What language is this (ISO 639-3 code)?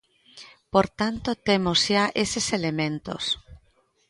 glg